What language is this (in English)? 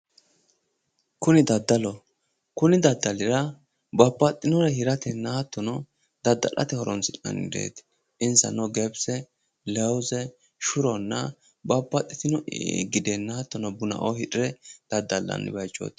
Sidamo